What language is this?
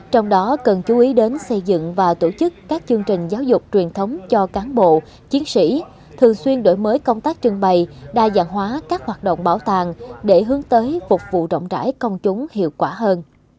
Vietnamese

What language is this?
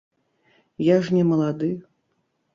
Belarusian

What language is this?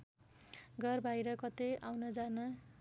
Nepali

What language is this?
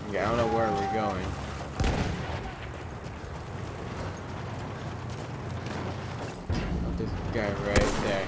English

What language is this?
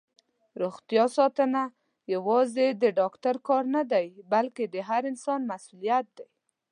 Pashto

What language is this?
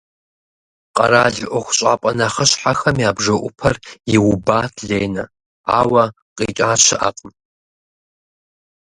Kabardian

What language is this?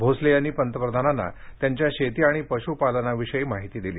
Marathi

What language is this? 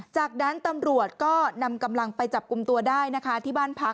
Thai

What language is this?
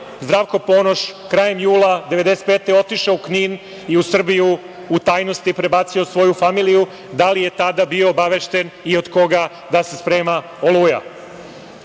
Serbian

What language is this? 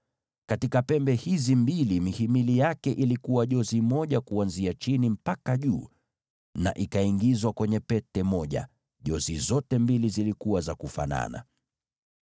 Swahili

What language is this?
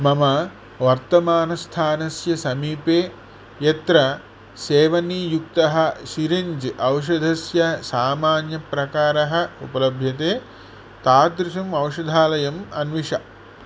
Sanskrit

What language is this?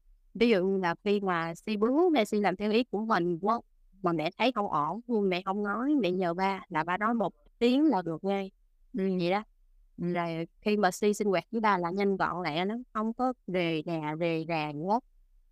Vietnamese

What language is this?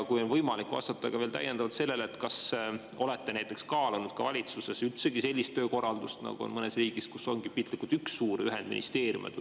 Estonian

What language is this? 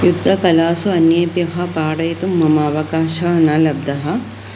Sanskrit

